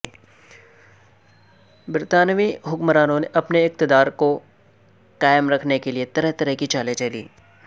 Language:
Urdu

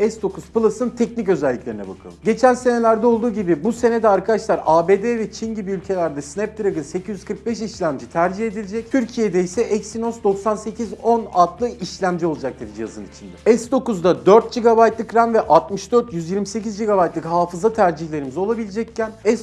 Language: Turkish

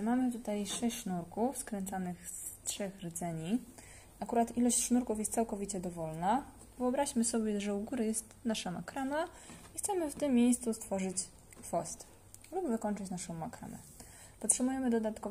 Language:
Polish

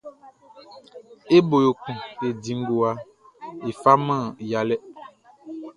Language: Baoulé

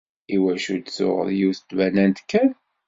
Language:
Kabyle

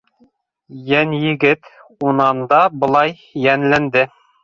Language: Bashkir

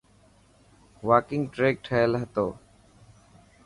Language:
Dhatki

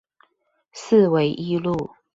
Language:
Chinese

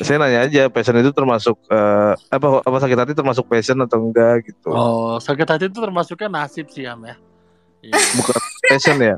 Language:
Indonesian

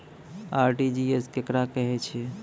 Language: Maithili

